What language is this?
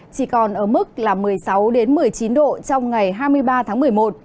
Vietnamese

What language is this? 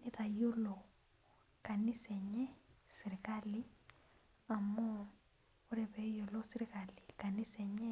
Masai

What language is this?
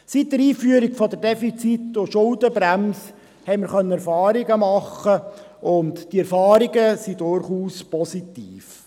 Swiss German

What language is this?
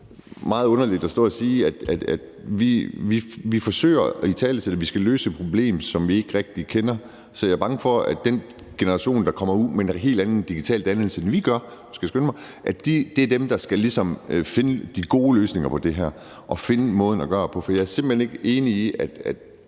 Danish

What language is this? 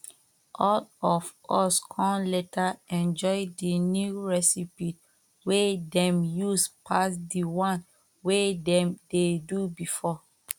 Nigerian Pidgin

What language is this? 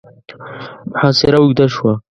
Pashto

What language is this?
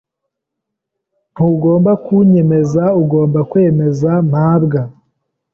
Kinyarwanda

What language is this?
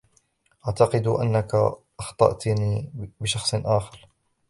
Arabic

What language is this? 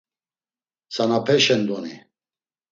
Laz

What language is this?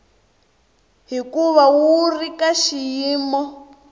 Tsonga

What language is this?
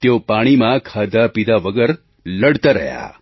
Gujarati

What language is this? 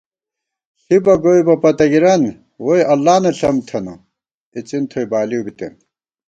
Gawar-Bati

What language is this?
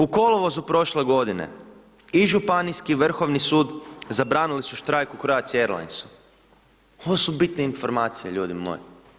Croatian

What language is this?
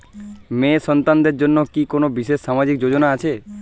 Bangla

